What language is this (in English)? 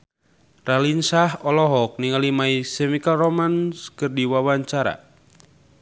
Sundanese